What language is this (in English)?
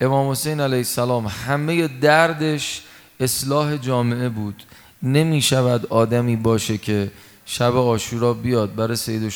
Persian